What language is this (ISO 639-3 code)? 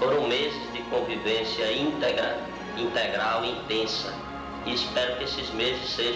por